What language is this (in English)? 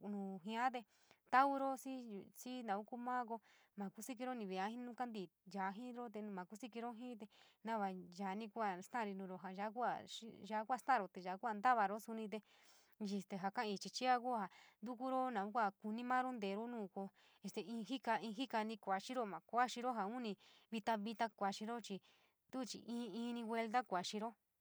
San Miguel El Grande Mixtec